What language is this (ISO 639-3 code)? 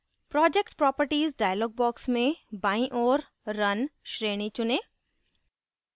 hin